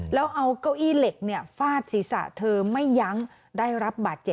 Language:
Thai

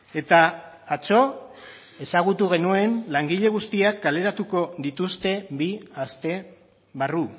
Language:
Basque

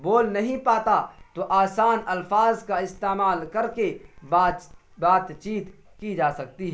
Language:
Urdu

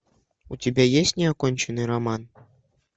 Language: Russian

